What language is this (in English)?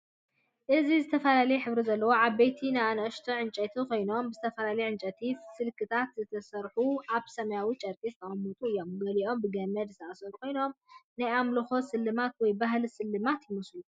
Tigrinya